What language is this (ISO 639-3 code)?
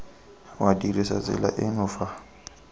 tsn